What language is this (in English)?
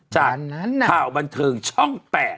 Thai